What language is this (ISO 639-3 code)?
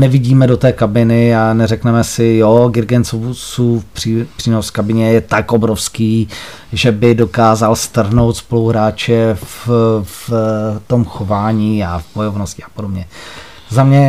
ces